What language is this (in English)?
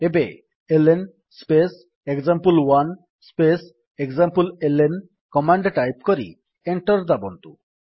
Odia